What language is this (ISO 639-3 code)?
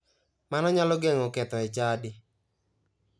luo